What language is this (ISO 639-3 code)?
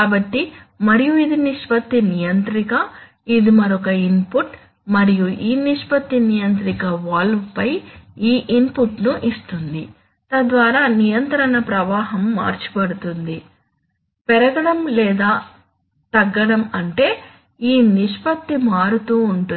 tel